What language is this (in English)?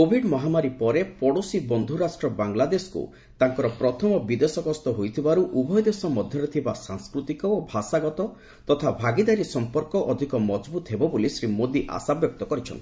Odia